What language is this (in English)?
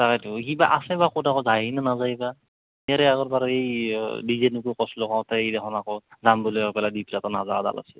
Assamese